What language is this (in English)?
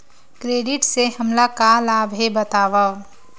Chhattisgarhi